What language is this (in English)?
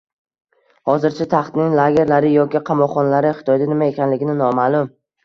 Uzbek